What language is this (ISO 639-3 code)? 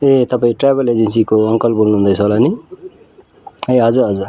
nep